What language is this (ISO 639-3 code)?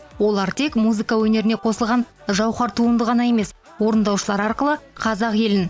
kaz